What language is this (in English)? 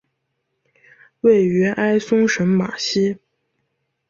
Chinese